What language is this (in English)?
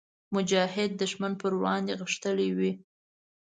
Pashto